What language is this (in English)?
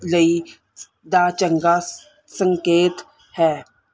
Punjabi